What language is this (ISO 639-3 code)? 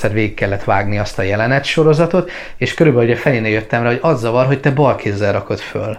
hun